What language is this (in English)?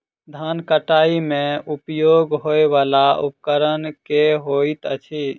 Maithili